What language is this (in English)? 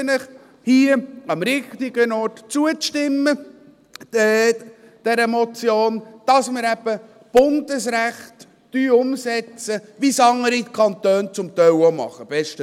Swiss German